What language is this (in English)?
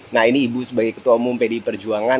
Indonesian